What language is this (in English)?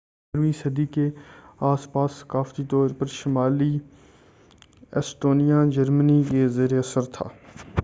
Urdu